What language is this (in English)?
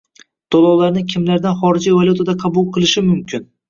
Uzbek